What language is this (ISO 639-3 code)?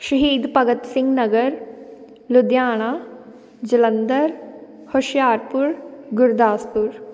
pan